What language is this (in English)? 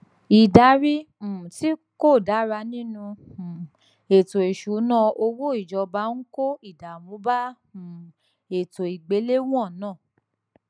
Yoruba